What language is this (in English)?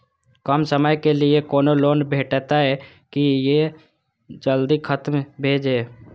Maithili